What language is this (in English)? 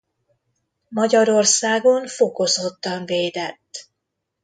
Hungarian